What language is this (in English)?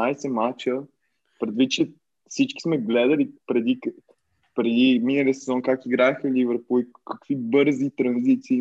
Bulgarian